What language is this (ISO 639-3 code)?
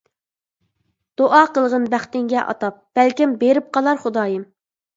uig